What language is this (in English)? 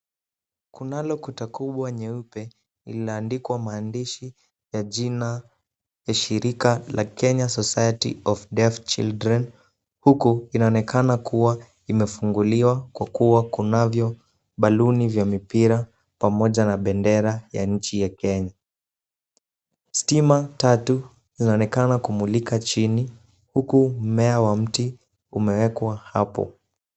Swahili